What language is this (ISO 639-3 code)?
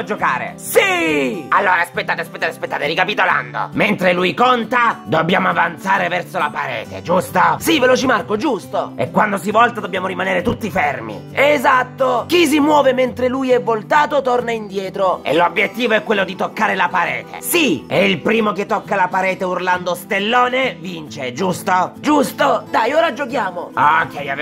ita